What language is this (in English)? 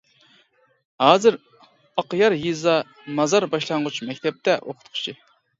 Uyghur